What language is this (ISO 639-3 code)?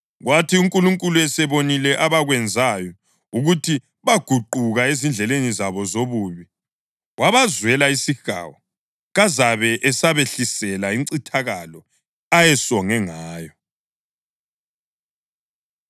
nde